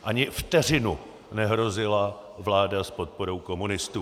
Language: Czech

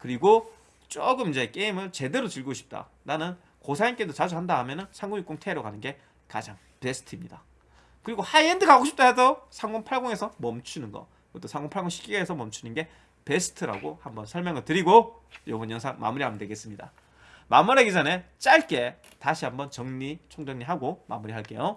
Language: Korean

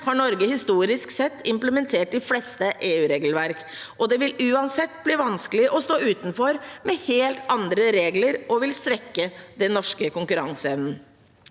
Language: Norwegian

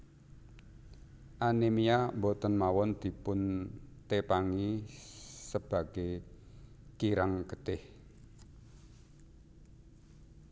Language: Javanese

